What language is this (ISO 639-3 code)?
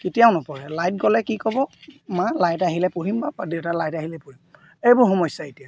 asm